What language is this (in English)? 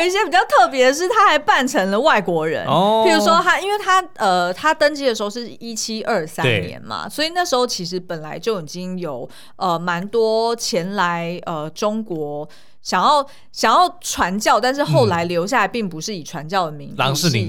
Chinese